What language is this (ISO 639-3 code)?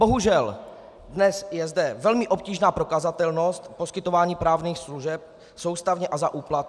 ces